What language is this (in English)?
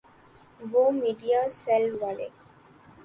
Urdu